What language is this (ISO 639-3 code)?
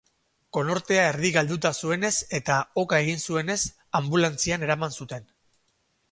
eus